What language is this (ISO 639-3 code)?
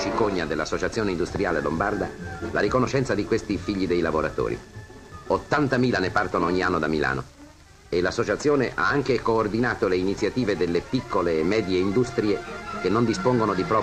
ita